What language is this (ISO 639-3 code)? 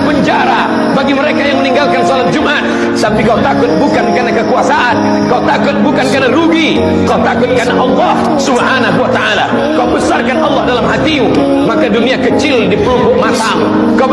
msa